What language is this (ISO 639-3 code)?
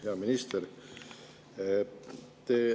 est